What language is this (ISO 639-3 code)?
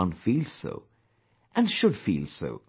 eng